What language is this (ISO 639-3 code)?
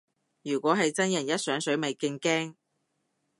yue